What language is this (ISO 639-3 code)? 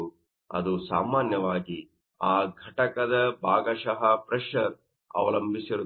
kan